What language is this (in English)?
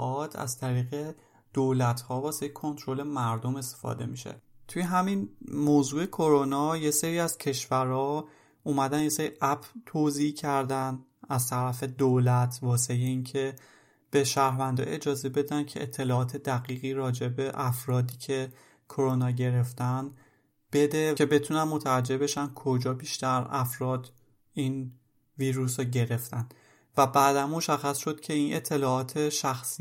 Persian